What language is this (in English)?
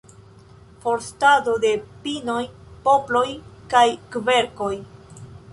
Esperanto